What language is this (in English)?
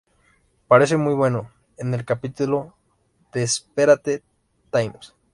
Spanish